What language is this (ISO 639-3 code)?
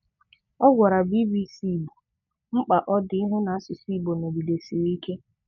ibo